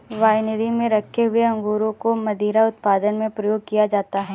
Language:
Hindi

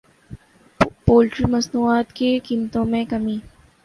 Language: Urdu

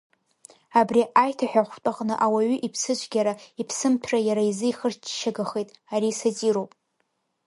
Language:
Abkhazian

